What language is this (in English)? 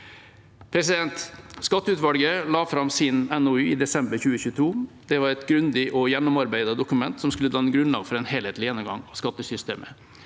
Norwegian